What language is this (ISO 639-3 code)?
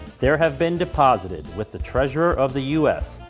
eng